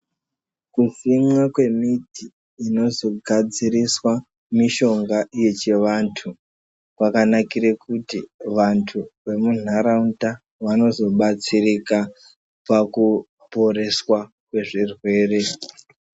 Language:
Ndau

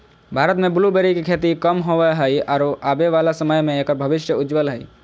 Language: Magahi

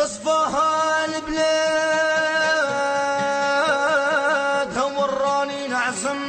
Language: Arabic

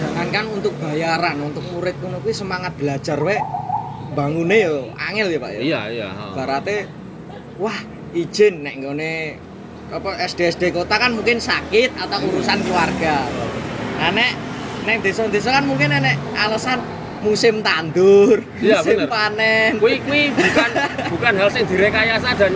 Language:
Indonesian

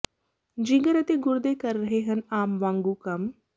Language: Punjabi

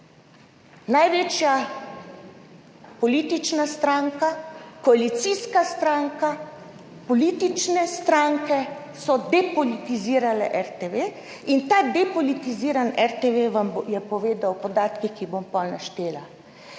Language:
Slovenian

